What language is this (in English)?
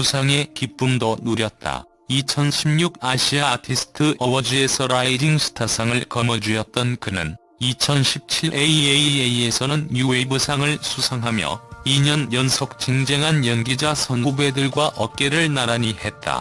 Korean